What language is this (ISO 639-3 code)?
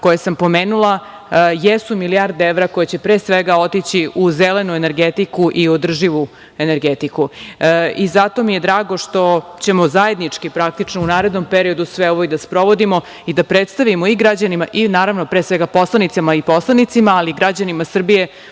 srp